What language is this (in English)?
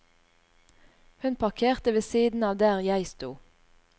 Norwegian